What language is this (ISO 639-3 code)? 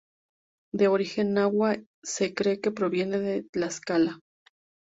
spa